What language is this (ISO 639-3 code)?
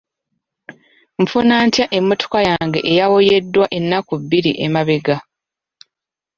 lug